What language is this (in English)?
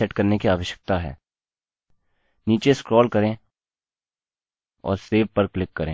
Hindi